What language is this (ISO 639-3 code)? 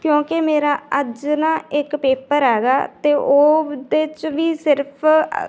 pan